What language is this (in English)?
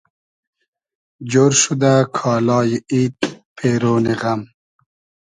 Hazaragi